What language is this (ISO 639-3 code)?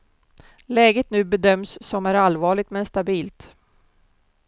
swe